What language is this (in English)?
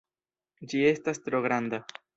Esperanto